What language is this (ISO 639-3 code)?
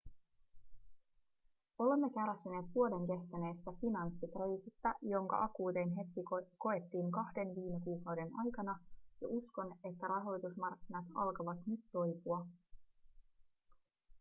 fin